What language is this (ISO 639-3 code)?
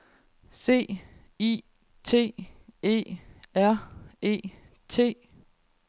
dan